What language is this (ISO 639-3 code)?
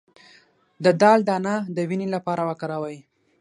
pus